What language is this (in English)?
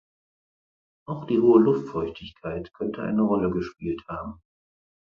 German